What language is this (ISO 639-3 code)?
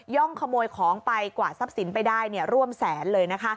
tha